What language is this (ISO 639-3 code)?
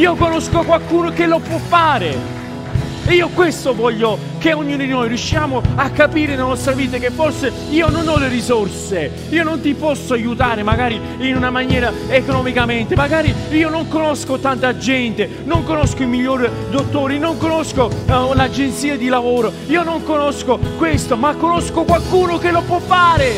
ita